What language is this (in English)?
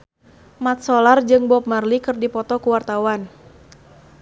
Sundanese